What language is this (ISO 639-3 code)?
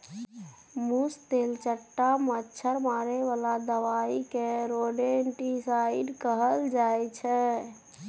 mai